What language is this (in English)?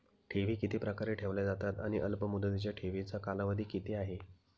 Marathi